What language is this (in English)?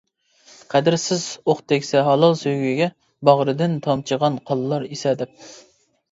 Uyghur